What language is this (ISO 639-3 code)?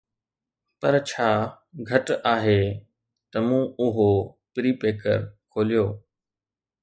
snd